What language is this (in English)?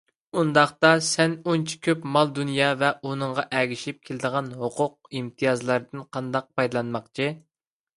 Uyghur